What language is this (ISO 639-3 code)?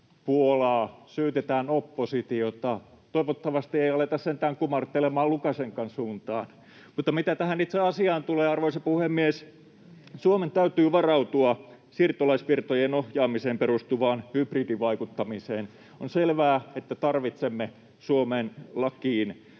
fin